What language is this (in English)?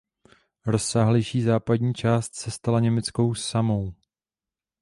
Czech